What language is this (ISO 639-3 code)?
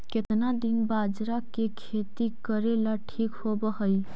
mag